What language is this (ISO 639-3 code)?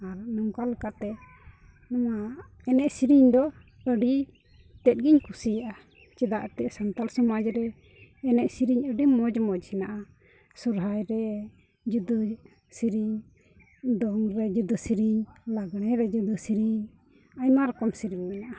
sat